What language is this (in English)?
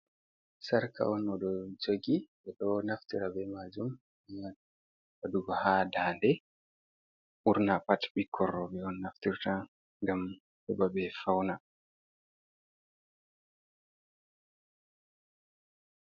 Fula